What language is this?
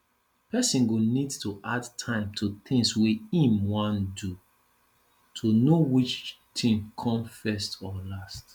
Nigerian Pidgin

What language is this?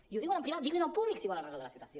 Catalan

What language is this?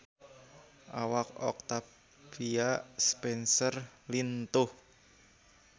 Sundanese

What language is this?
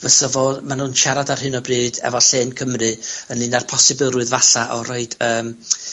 Welsh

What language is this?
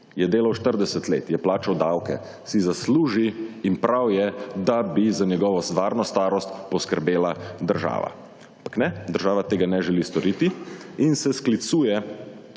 Slovenian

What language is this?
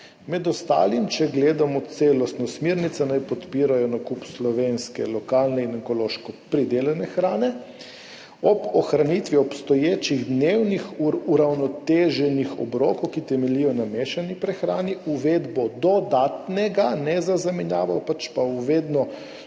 Slovenian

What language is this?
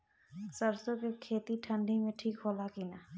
Bhojpuri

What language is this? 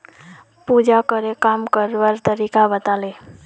Magahi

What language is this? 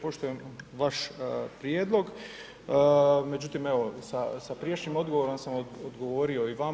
Croatian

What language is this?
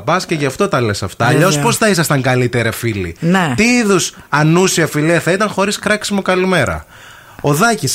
Greek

